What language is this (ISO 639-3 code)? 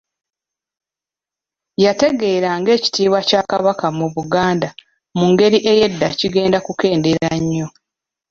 lug